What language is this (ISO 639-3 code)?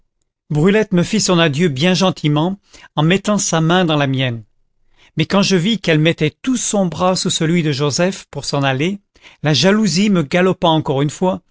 fra